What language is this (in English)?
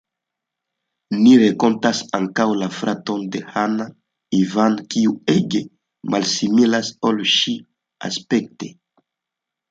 Esperanto